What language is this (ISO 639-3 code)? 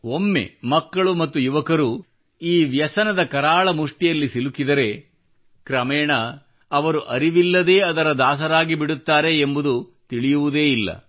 kan